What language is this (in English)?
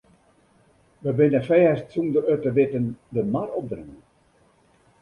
Western Frisian